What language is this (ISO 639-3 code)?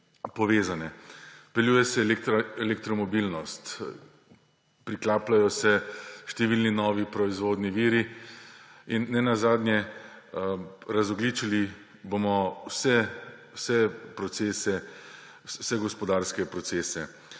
slv